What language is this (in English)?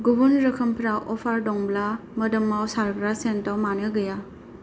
Bodo